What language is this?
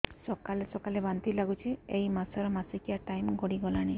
Odia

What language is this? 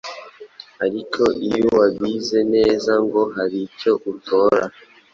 Kinyarwanda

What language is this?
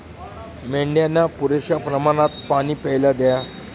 Marathi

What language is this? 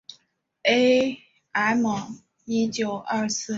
Chinese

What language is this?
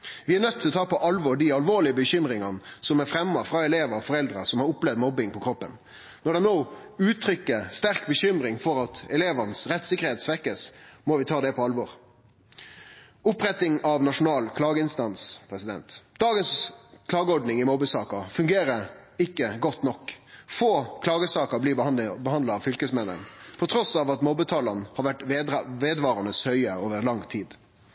Norwegian Nynorsk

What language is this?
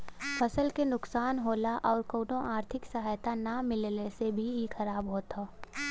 Bhojpuri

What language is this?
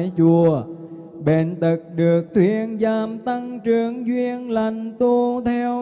Vietnamese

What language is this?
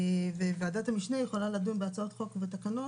Hebrew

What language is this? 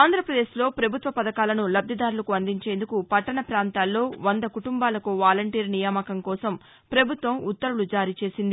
Telugu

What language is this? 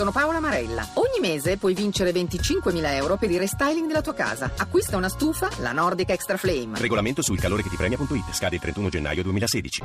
Italian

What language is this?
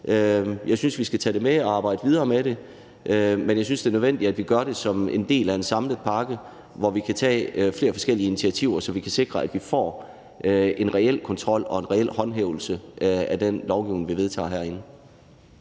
Danish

